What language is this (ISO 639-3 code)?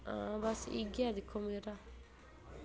doi